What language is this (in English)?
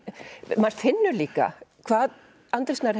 Icelandic